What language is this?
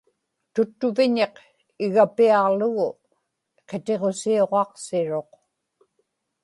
Inupiaq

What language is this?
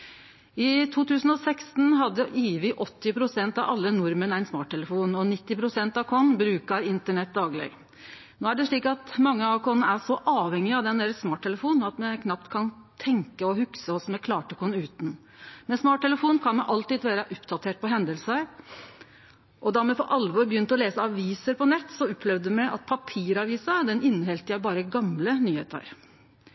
Norwegian Nynorsk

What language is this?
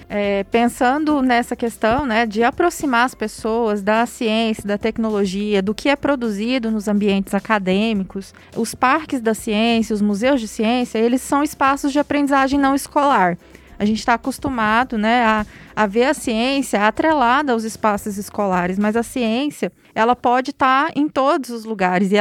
Portuguese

